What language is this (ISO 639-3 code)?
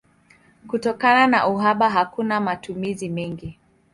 swa